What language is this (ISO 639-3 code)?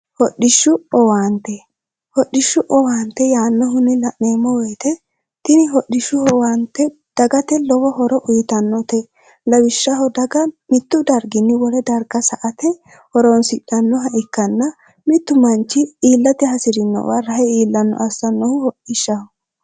sid